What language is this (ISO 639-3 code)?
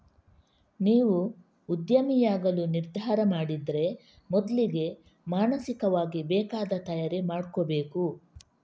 kan